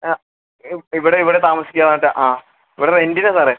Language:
Malayalam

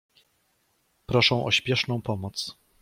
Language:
Polish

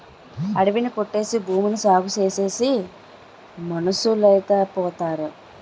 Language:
Telugu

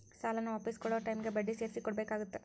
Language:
Kannada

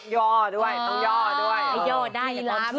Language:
Thai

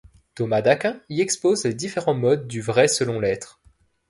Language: French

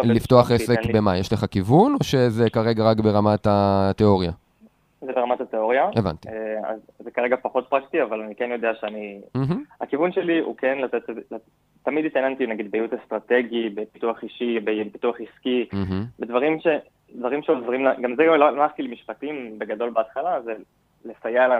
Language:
Hebrew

